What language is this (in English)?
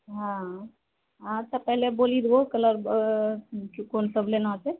Maithili